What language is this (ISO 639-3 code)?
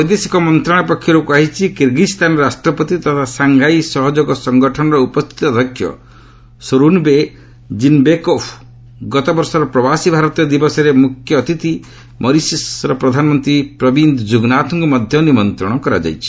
ori